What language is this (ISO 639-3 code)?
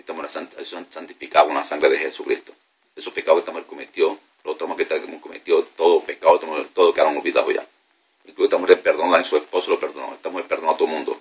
spa